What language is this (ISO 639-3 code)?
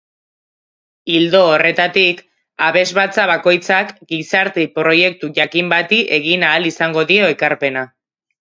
eus